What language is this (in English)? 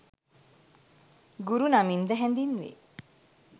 Sinhala